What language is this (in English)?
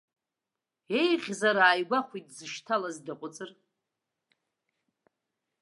Abkhazian